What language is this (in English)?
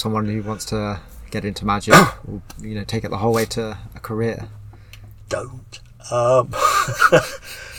English